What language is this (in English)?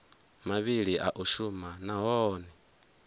Venda